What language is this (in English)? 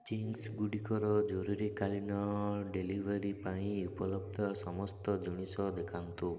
Odia